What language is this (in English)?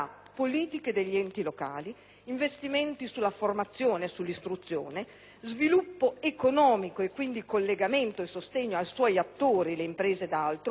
Italian